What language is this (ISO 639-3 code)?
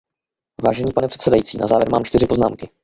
ces